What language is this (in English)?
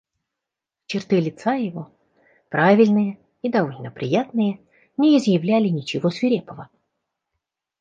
Russian